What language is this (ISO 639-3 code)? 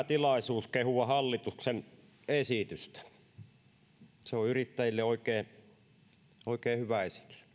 fin